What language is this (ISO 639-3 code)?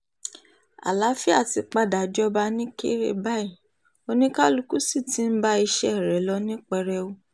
yor